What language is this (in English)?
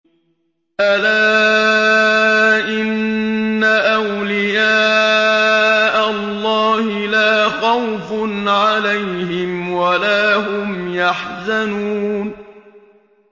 Arabic